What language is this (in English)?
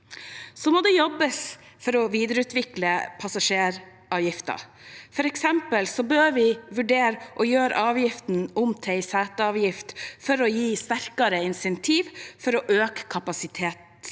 Norwegian